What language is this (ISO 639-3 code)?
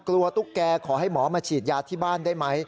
tha